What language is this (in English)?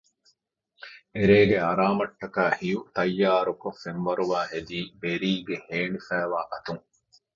Divehi